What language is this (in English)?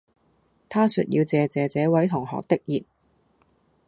Cantonese